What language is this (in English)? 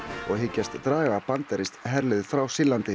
Icelandic